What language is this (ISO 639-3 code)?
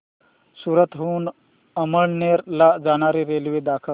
mar